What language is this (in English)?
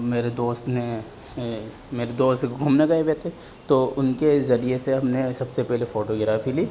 Urdu